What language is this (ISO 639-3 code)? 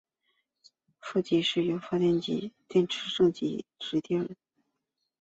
zho